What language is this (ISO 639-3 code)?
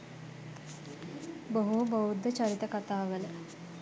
sin